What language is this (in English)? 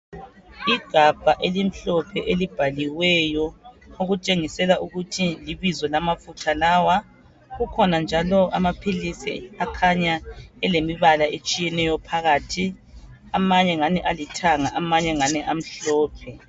North Ndebele